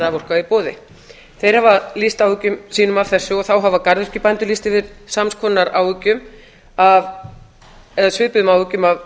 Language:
Icelandic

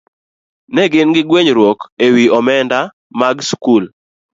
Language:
Luo (Kenya and Tanzania)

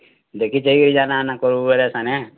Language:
Odia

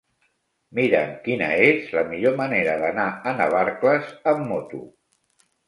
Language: Catalan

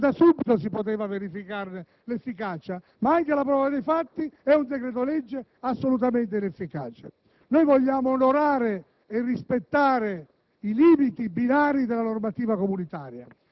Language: Italian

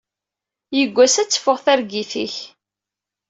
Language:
Kabyle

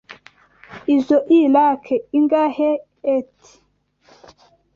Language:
Kinyarwanda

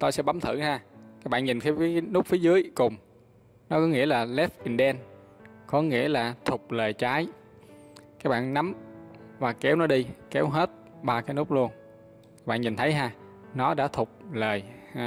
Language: Vietnamese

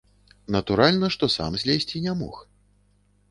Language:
Belarusian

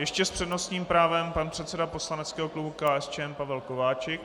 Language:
Czech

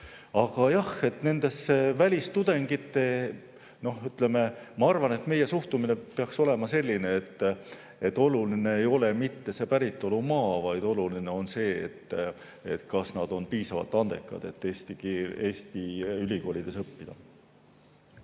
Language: Estonian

